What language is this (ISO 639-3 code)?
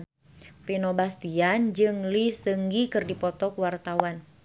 sun